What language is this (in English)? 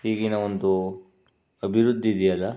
Kannada